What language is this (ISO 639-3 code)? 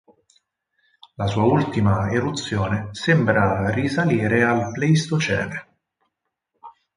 ita